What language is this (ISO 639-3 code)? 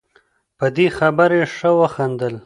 pus